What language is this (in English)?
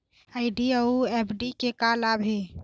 Chhattisgarhi